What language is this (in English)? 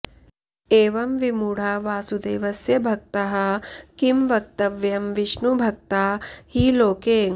Sanskrit